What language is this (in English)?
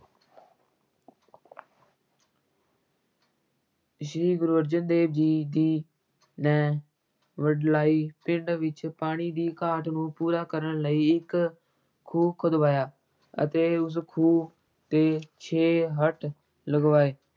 Punjabi